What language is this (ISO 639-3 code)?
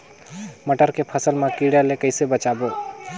hne